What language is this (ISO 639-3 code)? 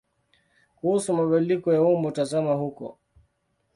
swa